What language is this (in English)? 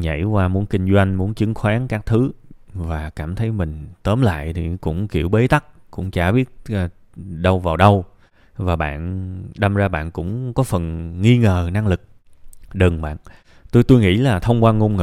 Vietnamese